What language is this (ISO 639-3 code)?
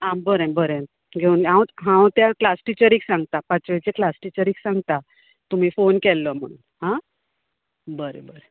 kok